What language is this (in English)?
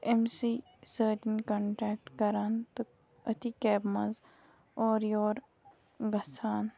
Kashmiri